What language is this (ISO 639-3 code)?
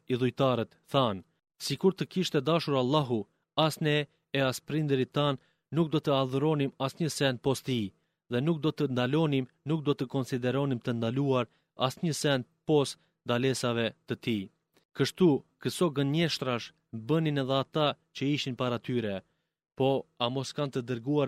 ell